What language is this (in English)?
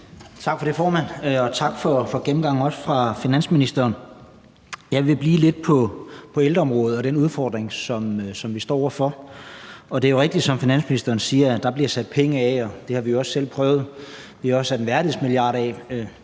Danish